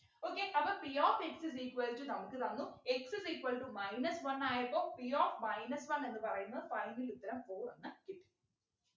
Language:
Malayalam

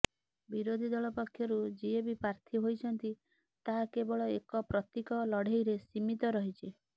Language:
Odia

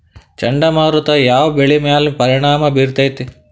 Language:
Kannada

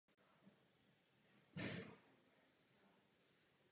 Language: Czech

